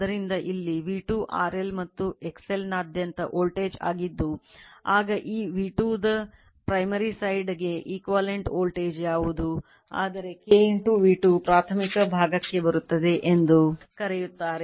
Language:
Kannada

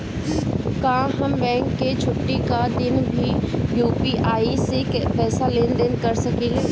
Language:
Bhojpuri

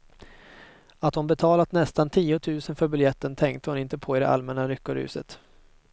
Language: Swedish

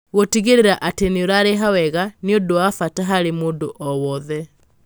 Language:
Kikuyu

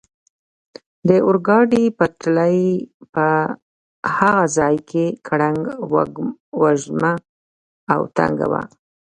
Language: Pashto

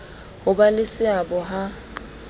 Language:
Southern Sotho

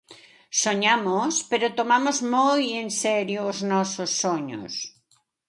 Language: Galician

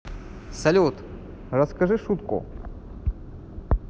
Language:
Russian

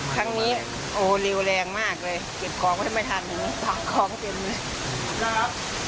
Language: Thai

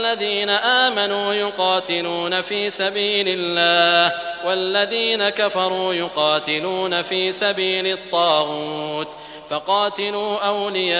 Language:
Arabic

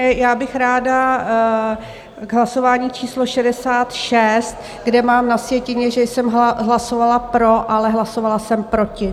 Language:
Czech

